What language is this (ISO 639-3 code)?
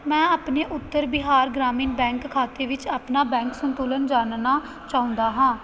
pan